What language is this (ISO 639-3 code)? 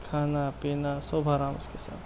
urd